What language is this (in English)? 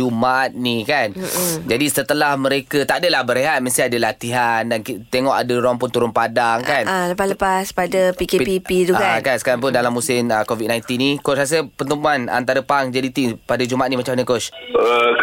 Malay